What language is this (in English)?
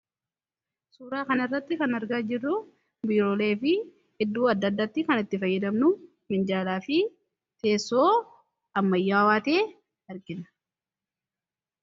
Oromo